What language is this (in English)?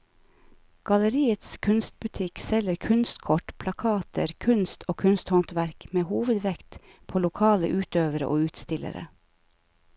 Norwegian